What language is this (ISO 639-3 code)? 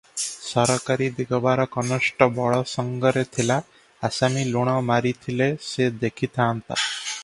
ori